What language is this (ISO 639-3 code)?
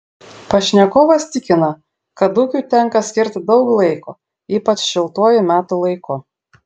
lit